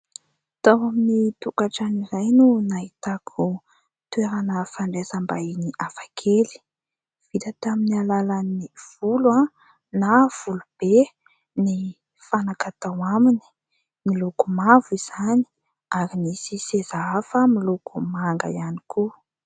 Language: Malagasy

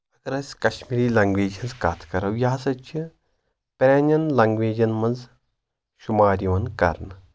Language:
Kashmiri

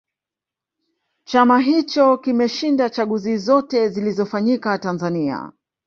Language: Swahili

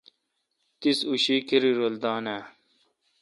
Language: Kalkoti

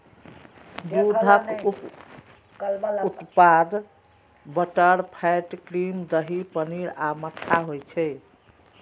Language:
Maithili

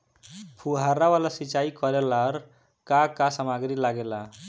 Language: Bhojpuri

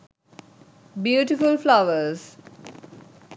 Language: Sinhala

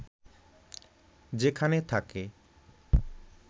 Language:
Bangla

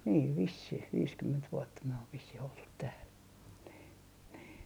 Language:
Finnish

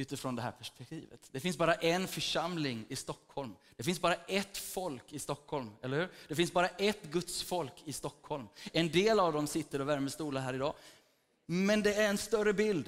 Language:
Swedish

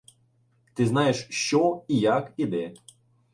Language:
Ukrainian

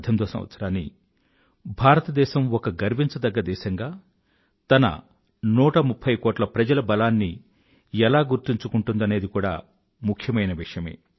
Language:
Telugu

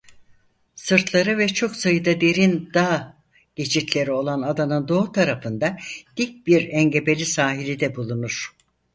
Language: Turkish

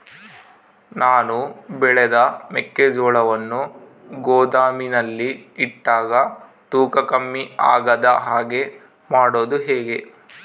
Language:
Kannada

